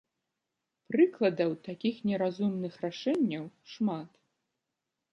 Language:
Belarusian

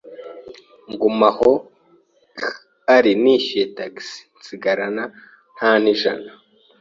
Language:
Kinyarwanda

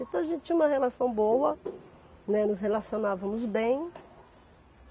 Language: Portuguese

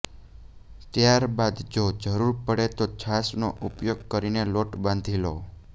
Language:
Gujarati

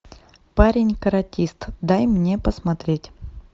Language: Russian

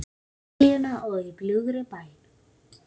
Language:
Icelandic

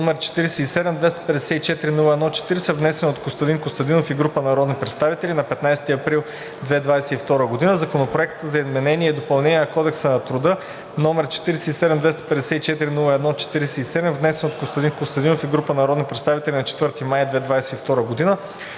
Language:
Bulgarian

